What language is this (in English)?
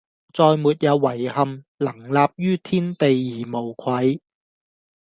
Cantonese